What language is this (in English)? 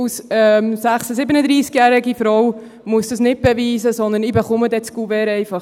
Swiss German